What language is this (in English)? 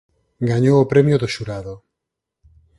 Galician